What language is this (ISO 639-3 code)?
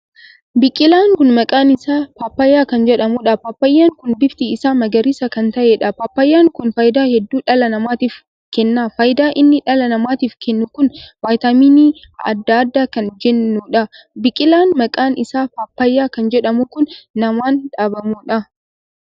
orm